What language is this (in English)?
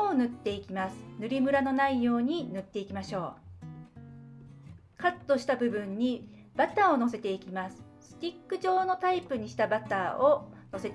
Japanese